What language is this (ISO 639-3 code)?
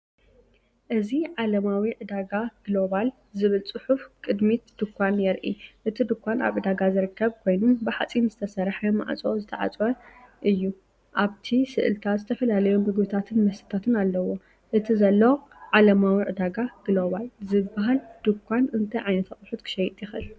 tir